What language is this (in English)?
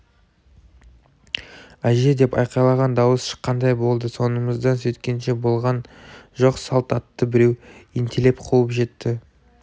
Kazakh